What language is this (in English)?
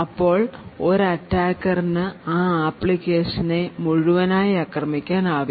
Malayalam